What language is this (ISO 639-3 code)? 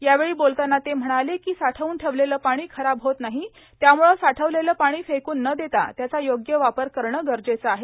mar